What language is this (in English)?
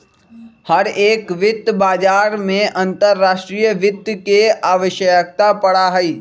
Magahi